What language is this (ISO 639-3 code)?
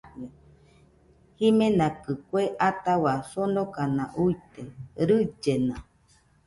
hux